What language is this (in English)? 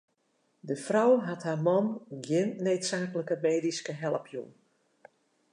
Western Frisian